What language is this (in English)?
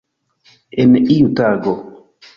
Esperanto